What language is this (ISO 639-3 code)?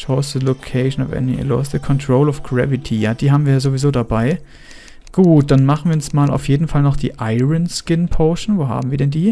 deu